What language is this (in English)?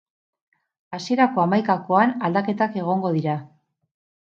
Basque